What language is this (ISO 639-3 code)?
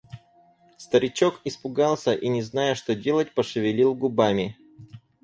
rus